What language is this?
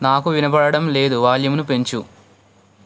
Telugu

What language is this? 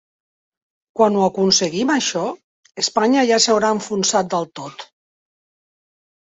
Catalan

